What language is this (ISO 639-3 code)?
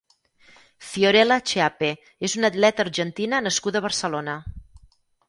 cat